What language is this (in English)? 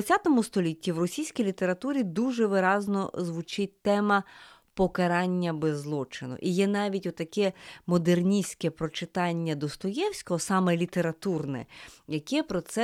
Ukrainian